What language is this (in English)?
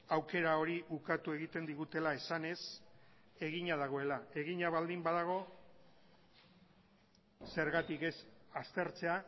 Basque